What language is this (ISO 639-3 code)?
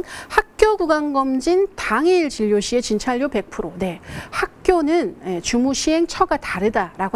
kor